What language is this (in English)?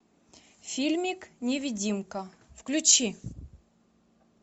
Russian